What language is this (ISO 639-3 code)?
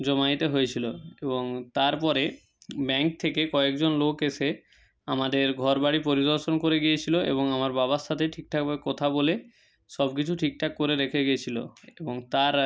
ben